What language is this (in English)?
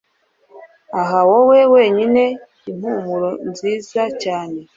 Kinyarwanda